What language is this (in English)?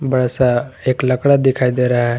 Hindi